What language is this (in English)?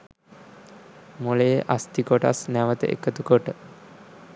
Sinhala